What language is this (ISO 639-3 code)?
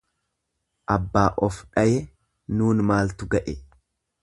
orm